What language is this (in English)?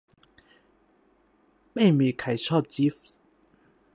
Thai